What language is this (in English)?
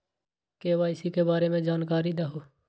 Magahi